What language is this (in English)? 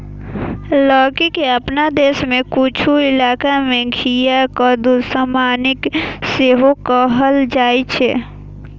Maithili